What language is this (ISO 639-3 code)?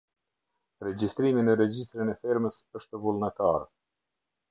sqi